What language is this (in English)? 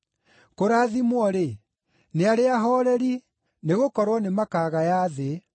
Kikuyu